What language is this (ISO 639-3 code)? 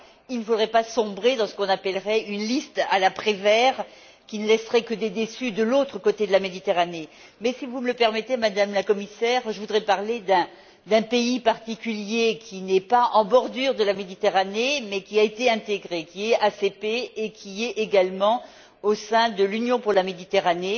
fra